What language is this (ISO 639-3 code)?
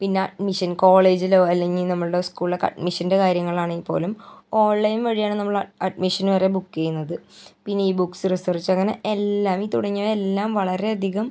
mal